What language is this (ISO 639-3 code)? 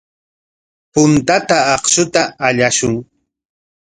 qwa